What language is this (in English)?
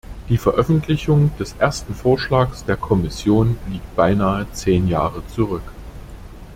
German